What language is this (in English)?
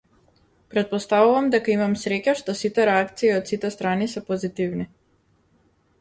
Macedonian